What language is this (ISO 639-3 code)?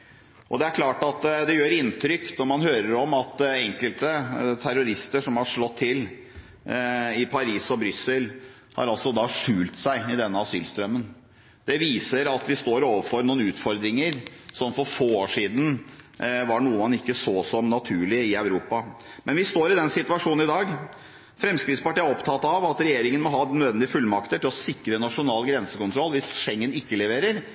nob